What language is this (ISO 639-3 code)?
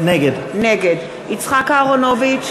heb